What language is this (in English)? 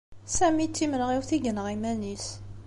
Kabyle